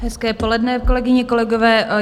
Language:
Czech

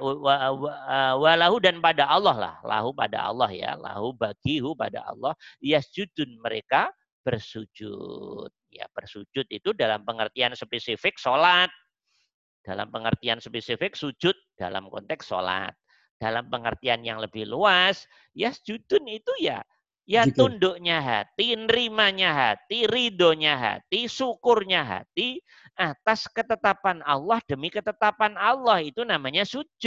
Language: Indonesian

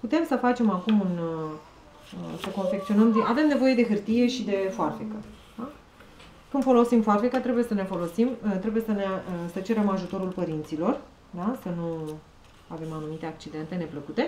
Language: Romanian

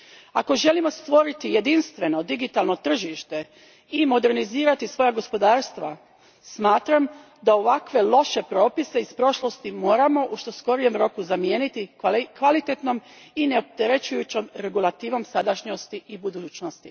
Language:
Croatian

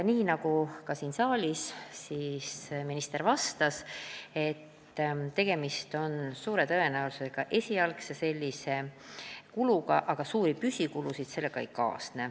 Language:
Estonian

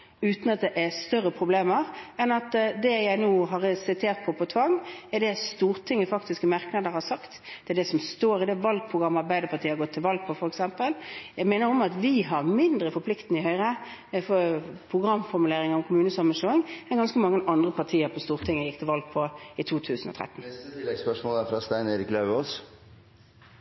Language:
Norwegian Bokmål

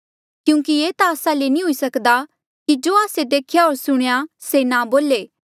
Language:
Mandeali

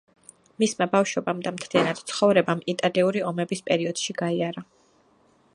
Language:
Georgian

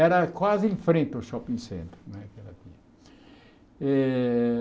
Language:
Portuguese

